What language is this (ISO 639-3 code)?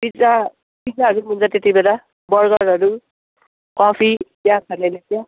nep